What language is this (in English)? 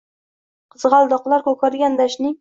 Uzbek